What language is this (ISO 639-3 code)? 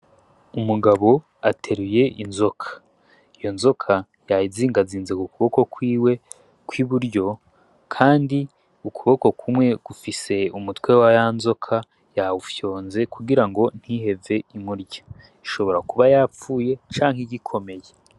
run